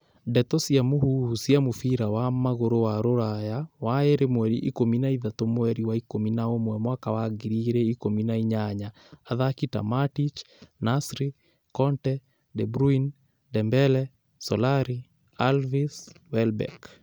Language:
Kikuyu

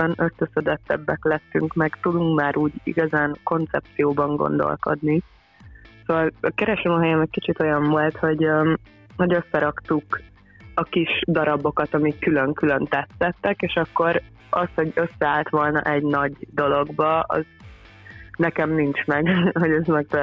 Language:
Hungarian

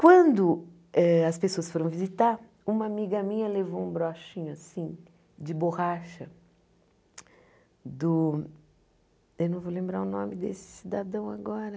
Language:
Portuguese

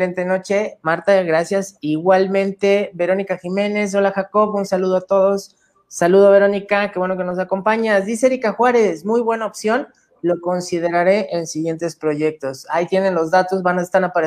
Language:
Spanish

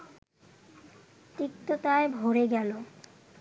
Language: Bangla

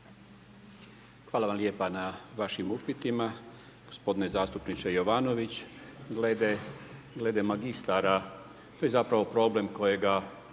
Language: Croatian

